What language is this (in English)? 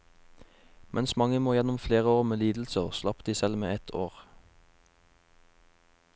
Norwegian